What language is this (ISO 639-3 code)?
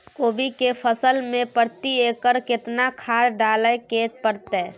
mai